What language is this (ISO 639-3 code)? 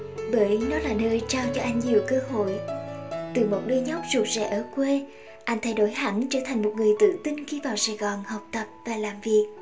vie